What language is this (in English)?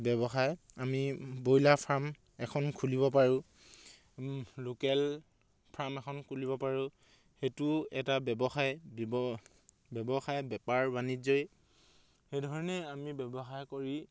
Assamese